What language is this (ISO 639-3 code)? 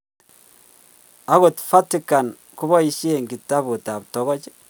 kln